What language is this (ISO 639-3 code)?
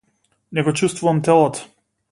mkd